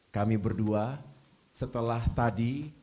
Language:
Indonesian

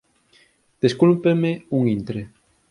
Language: Galician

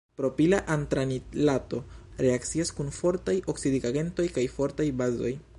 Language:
Esperanto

